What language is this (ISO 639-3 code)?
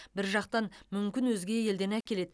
kaz